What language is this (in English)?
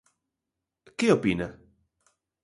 Galician